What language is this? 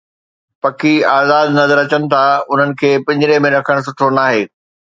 Sindhi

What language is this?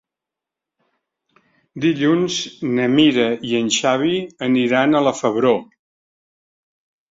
Catalan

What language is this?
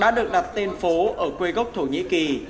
Vietnamese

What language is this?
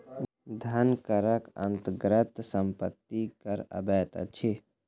Maithili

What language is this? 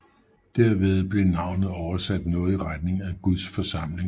Danish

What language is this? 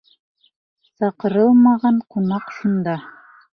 Bashkir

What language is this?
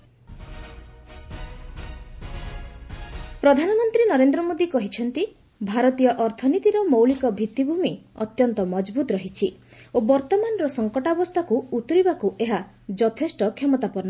Odia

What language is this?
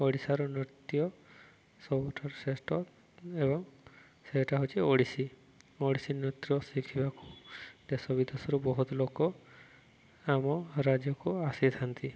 Odia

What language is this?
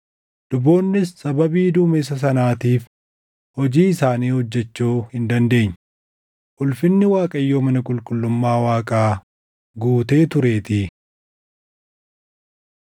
Oromo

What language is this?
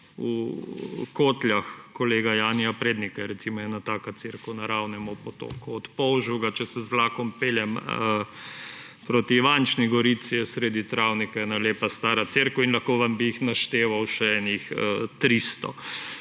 Slovenian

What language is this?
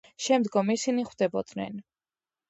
Georgian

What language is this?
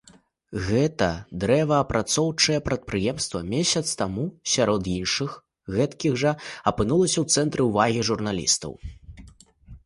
Belarusian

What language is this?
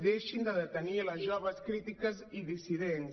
Catalan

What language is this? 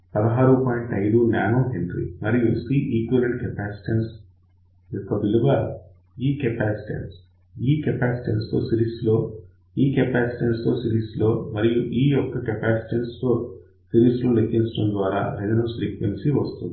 Telugu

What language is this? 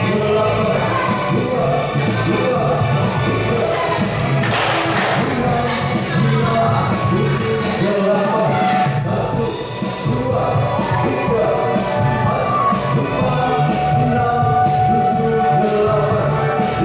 Arabic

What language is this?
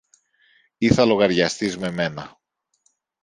Greek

